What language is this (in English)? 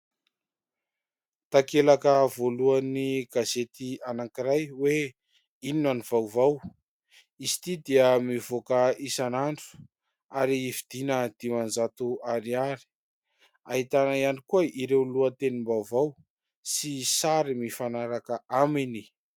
Malagasy